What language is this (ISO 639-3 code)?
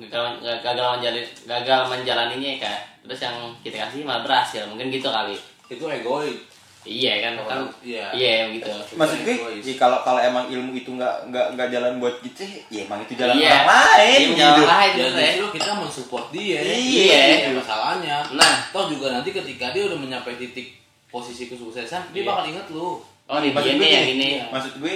ind